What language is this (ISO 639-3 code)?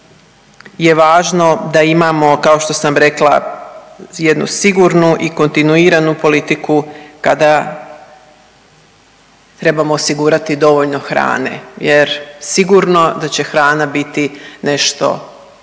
hrv